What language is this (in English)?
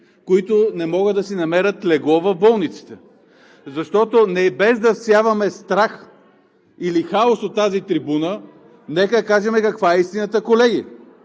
Bulgarian